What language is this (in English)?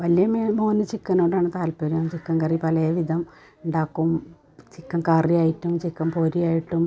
Malayalam